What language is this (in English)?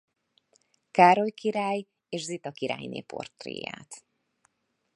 Hungarian